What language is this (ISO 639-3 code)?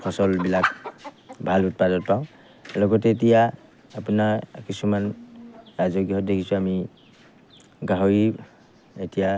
asm